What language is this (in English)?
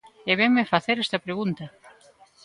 Galician